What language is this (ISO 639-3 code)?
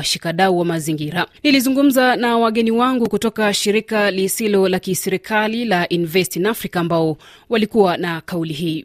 swa